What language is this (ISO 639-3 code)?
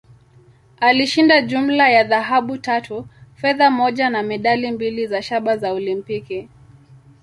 swa